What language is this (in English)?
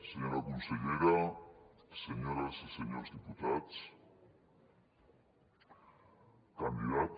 Catalan